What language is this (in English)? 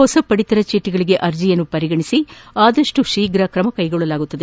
Kannada